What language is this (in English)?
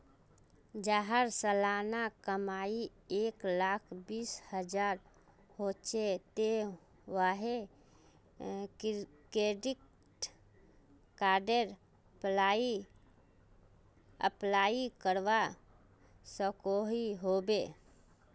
Magahi